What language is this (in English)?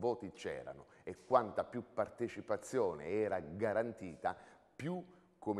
Italian